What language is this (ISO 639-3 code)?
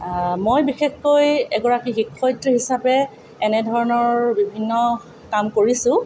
asm